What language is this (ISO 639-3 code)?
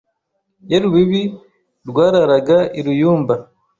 kin